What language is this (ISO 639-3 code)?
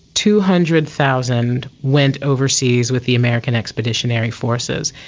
eng